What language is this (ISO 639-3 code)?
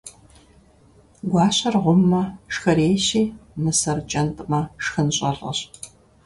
kbd